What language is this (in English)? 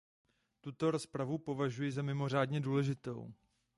Czech